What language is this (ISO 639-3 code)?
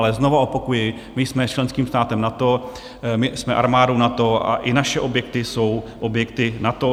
ces